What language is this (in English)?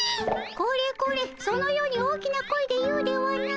Japanese